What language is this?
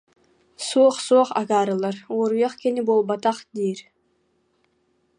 Yakut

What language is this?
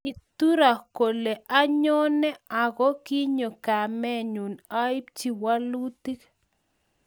Kalenjin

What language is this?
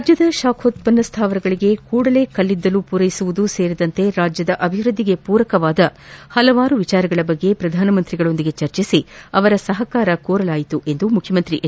Kannada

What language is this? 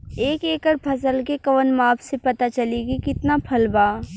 Bhojpuri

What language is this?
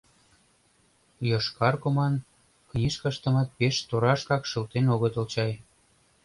Mari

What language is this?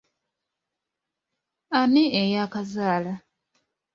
Ganda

